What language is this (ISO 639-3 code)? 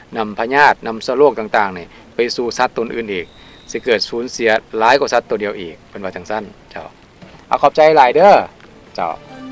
tha